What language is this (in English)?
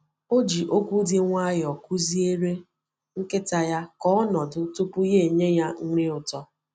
Igbo